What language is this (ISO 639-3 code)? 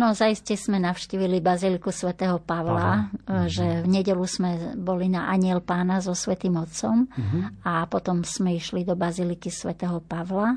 slk